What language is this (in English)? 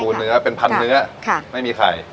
Thai